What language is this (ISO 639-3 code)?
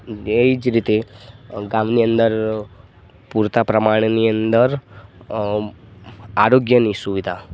guj